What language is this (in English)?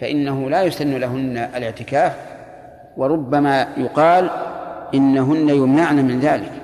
Arabic